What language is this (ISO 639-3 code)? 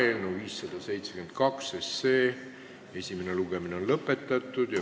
est